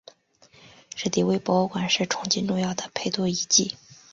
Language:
Chinese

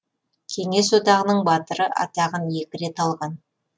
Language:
Kazakh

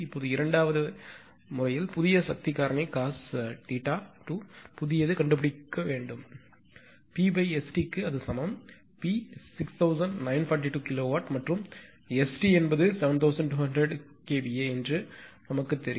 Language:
Tamil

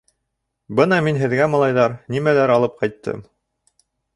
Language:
Bashkir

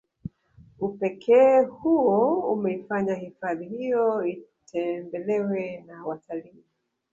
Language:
Swahili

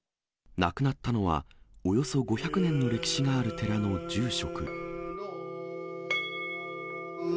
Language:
Japanese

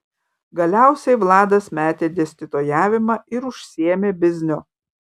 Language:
Lithuanian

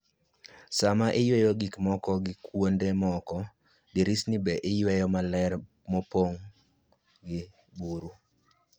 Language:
Luo (Kenya and Tanzania)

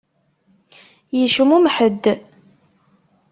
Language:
Kabyle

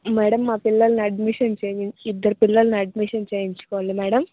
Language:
Telugu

